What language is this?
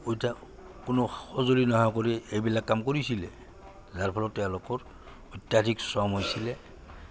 Assamese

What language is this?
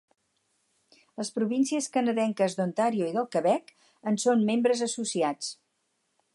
Catalan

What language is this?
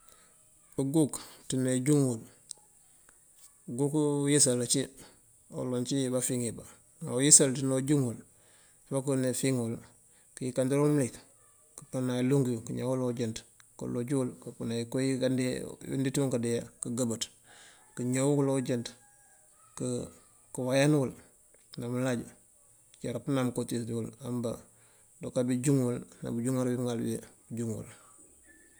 Mandjak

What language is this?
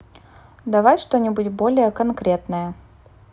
Russian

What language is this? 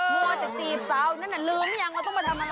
Thai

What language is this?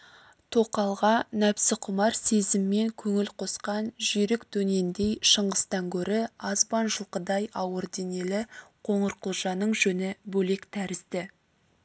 Kazakh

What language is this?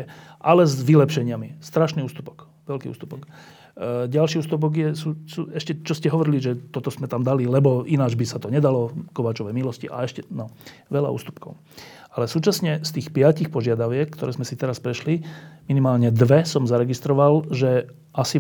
Slovak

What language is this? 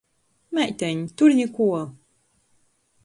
Latgalian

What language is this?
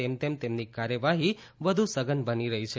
Gujarati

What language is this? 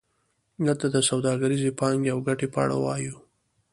Pashto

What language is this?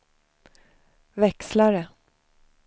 Swedish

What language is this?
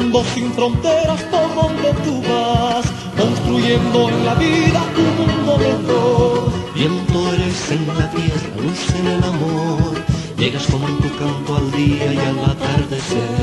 Romanian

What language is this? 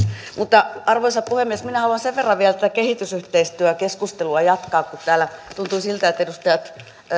Finnish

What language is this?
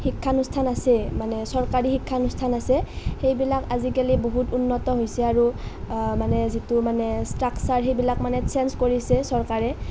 Assamese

